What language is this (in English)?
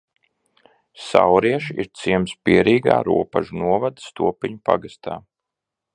Latvian